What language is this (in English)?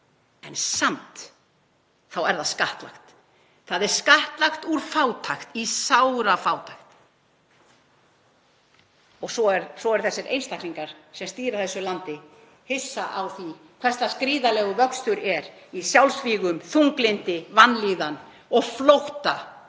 Icelandic